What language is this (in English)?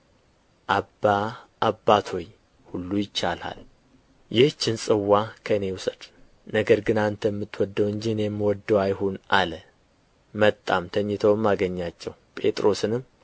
Amharic